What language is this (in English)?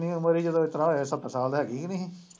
Punjabi